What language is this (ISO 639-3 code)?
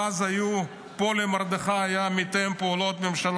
heb